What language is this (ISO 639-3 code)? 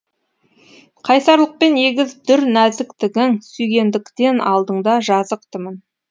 kaz